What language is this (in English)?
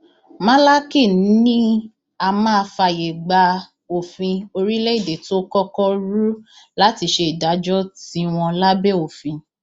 Yoruba